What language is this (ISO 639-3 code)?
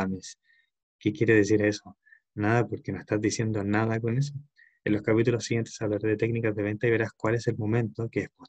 spa